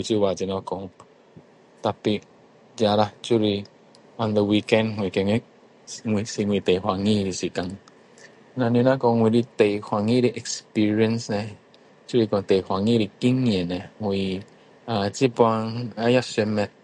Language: Min Dong Chinese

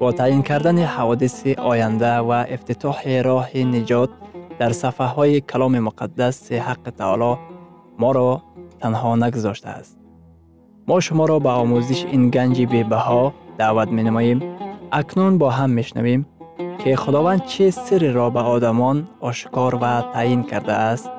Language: Persian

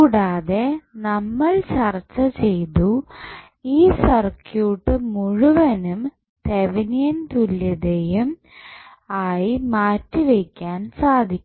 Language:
Malayalam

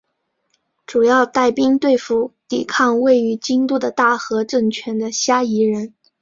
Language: Chinese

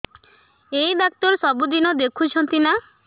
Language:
Odia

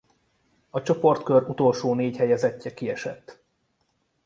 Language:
Hungarian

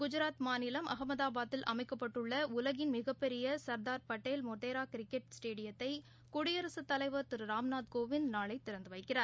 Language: Tamil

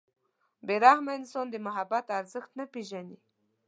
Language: Pashto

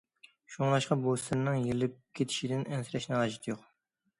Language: Uyghur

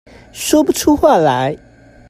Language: Chinese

